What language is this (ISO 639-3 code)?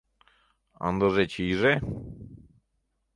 chm